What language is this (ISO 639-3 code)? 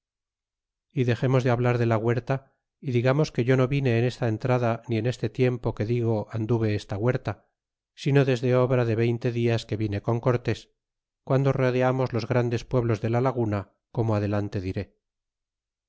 spa